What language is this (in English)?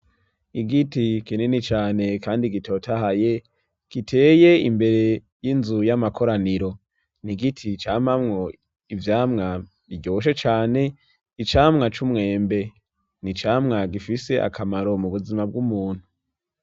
Rundi